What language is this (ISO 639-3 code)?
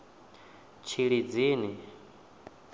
ven